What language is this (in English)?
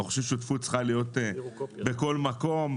Hebrew